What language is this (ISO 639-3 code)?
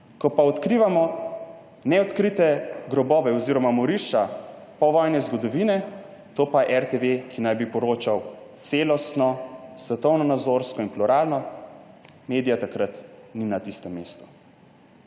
slv